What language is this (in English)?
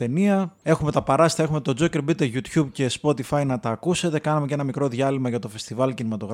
Greek